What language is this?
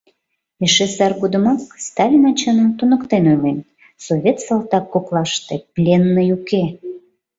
Mari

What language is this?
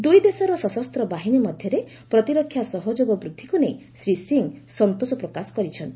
Odia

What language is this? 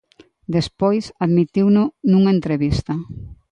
Galician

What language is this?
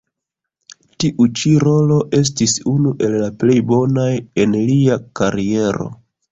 Esperanto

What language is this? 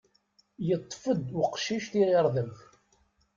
Kabyle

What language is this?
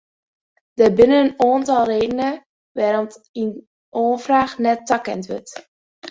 Western Frisian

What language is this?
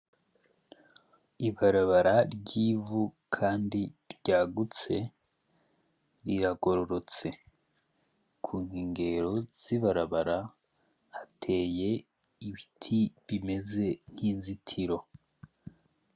Rundi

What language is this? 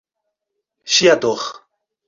Portuguese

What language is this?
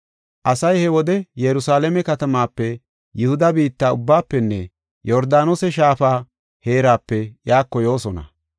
Gofa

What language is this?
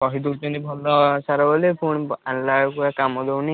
Odia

